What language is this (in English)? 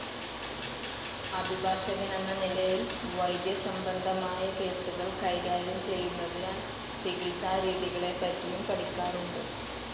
Malayalam